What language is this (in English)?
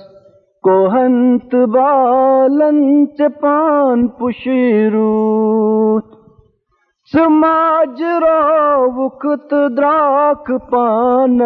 Urdu